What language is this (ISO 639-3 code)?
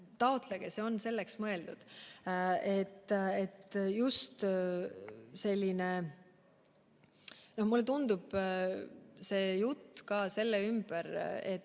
est